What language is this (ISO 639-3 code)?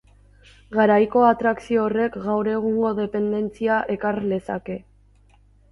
eus